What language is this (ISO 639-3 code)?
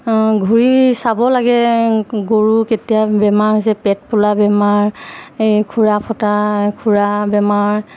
asm